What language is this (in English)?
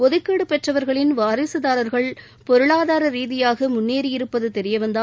Tamil